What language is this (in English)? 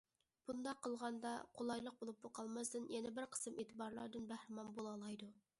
Uyghur